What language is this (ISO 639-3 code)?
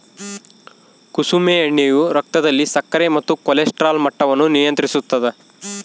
kan